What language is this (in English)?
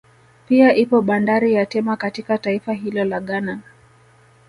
Swahili